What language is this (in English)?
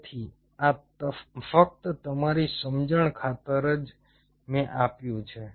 Gujarati